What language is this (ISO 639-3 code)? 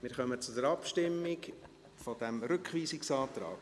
gsw